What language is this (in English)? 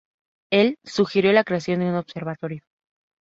Spanish